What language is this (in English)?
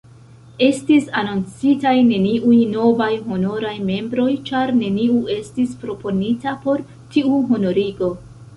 Esperanto